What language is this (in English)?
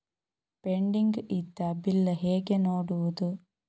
Kannada